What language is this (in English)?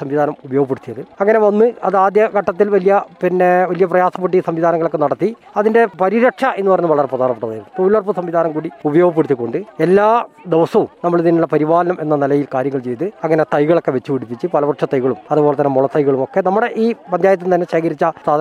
Malayalam